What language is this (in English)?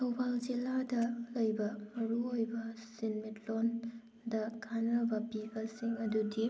Manipuri